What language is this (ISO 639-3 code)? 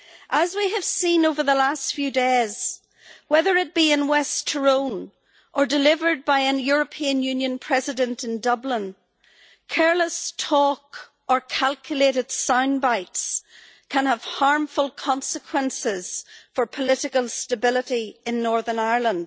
eng